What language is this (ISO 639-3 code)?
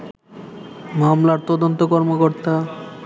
ben